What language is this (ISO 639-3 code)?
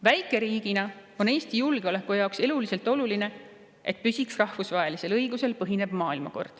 est